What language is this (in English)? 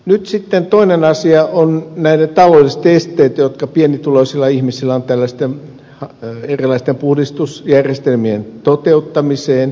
Finnish